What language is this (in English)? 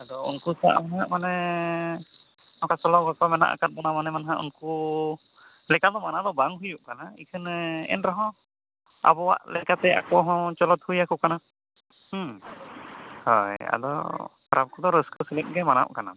Santali